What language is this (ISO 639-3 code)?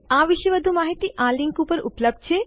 guj